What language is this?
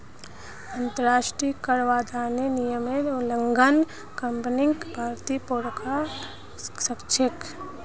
Magahi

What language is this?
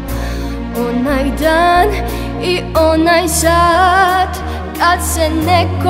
Greek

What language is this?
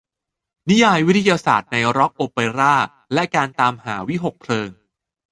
Thai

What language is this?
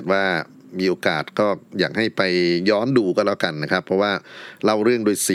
Thai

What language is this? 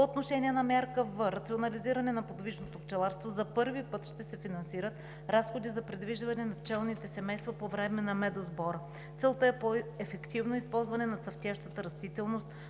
Bulgarian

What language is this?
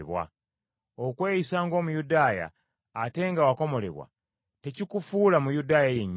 Ganda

